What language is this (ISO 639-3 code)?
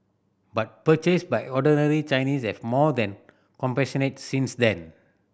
eng